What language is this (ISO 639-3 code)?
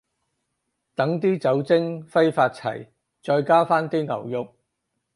yue